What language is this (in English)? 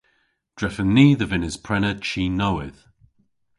Cornish